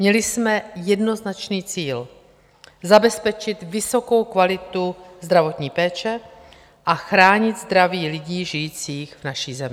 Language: Czech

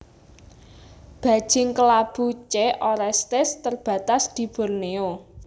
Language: Javanese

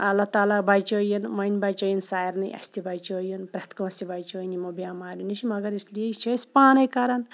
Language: Kashmiri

